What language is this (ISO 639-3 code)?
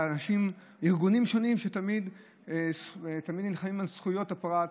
heb